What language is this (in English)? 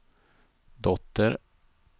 Swedish